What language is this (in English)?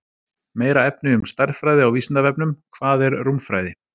Icelandic